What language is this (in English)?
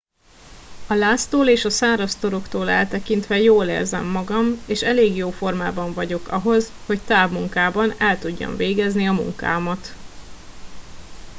Hungarian